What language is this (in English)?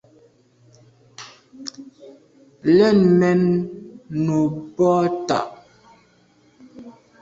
Medumba